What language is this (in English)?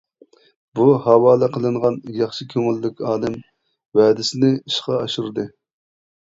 Uyghur